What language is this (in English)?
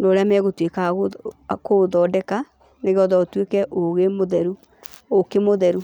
Kikuyu